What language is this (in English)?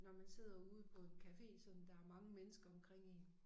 Danish